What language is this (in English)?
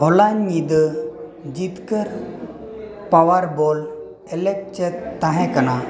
Santali